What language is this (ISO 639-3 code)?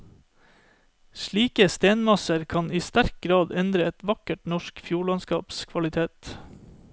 nor